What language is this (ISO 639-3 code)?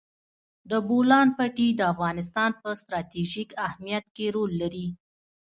pus